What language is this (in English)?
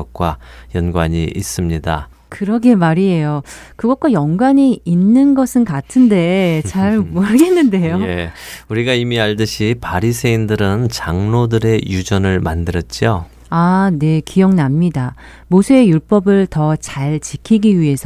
Korean